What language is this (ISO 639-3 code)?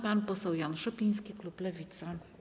pol